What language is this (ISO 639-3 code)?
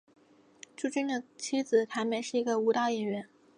zho